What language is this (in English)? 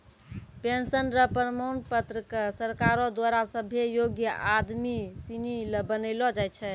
Maithili